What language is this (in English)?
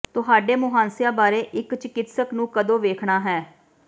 Punjabi